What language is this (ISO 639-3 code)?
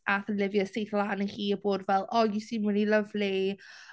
cym